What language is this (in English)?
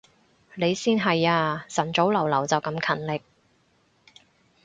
Cantonese